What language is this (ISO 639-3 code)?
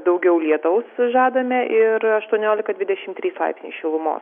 lit